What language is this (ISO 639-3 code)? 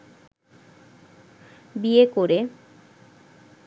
ben